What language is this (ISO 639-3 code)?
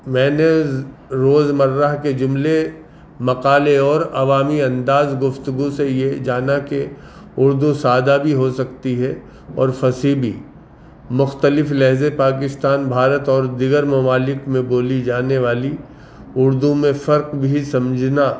urd